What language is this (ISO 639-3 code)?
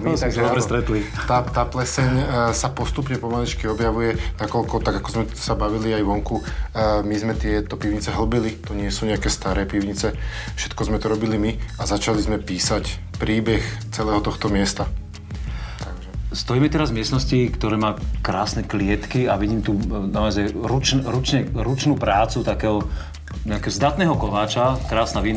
slk